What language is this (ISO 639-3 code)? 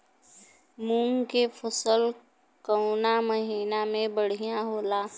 bho